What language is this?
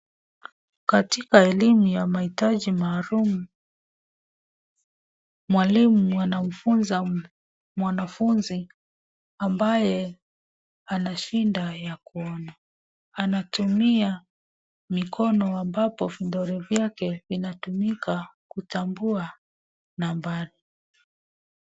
Swahili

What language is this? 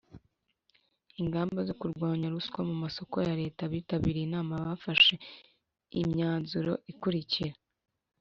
Kinyarwanda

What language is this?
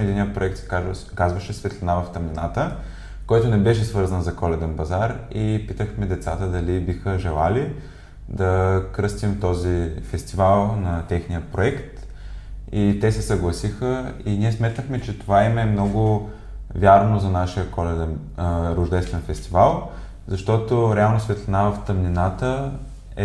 Bulgarian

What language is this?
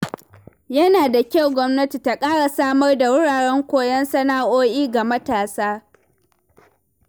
Hausa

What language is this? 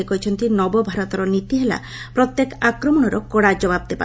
Odia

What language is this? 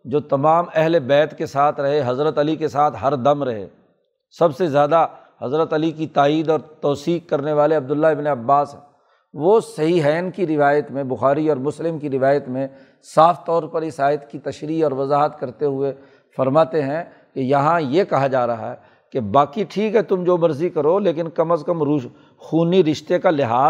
Urdu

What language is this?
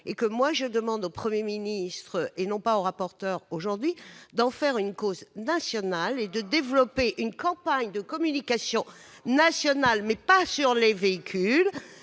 French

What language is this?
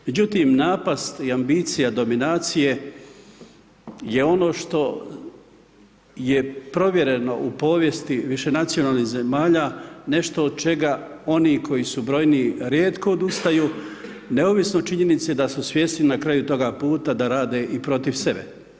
Croatian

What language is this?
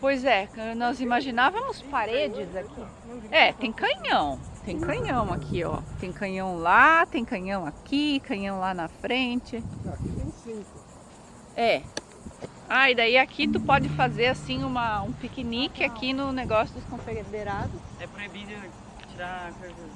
Portuguese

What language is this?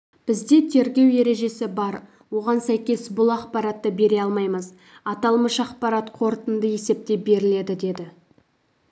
Kazakh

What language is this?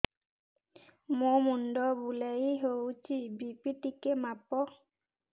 Odia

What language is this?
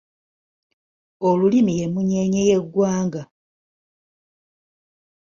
Ganda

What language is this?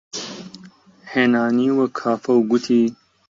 Central Kurdish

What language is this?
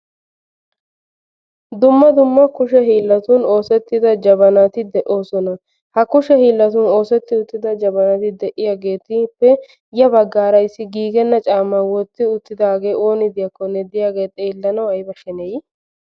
Wolaytta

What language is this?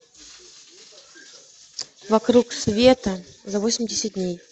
Russian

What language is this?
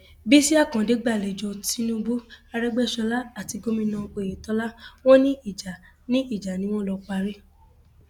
Yoruba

